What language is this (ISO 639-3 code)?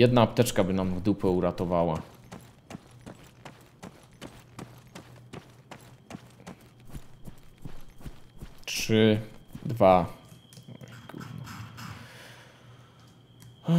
pol